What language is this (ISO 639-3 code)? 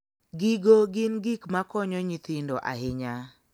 luo